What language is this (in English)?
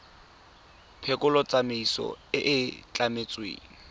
Tswana